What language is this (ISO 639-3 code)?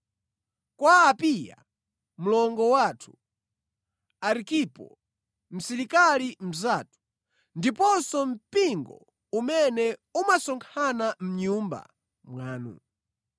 nya